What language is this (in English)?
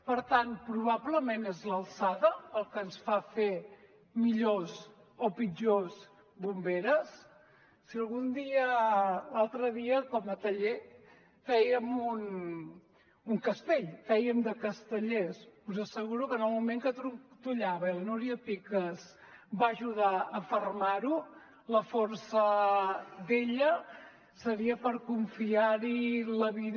Catalan